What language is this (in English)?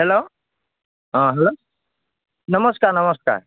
Assamese